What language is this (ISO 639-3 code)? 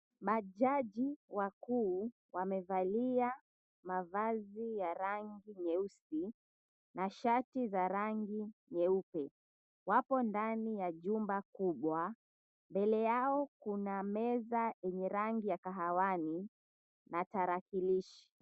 swa